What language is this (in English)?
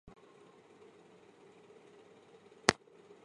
Chinese